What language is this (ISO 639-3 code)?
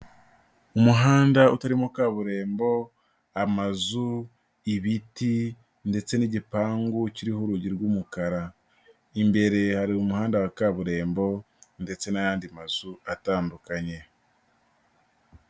kin